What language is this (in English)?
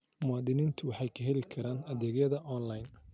Somali